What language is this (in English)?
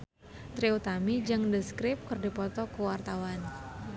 Sundanese